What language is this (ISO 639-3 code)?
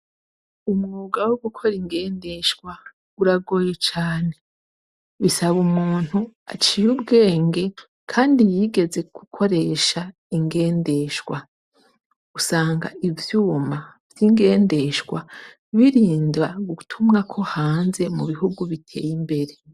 run